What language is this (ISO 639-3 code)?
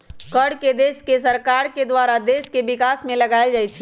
mag